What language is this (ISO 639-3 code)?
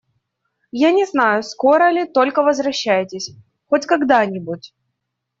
rus